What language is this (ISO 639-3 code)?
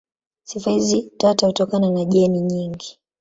swa